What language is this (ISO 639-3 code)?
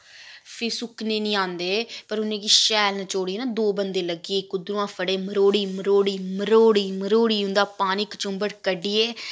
doi